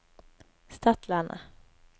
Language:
Norwegian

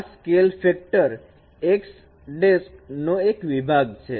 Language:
Gujarati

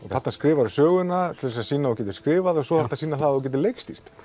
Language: Icelandic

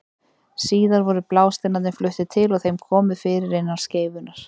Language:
Icelandic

